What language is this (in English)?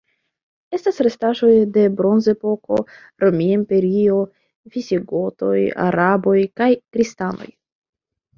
Esperanto